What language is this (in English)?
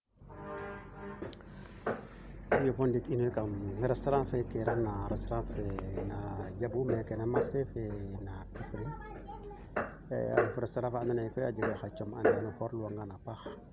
Serer